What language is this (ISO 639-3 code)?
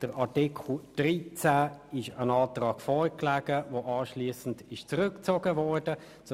gsw